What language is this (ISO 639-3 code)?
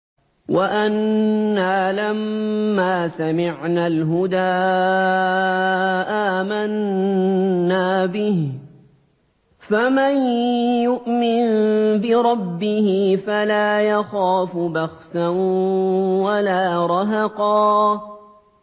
ara